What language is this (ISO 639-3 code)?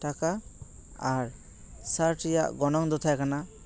sat